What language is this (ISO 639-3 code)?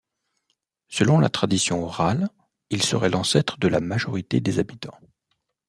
fra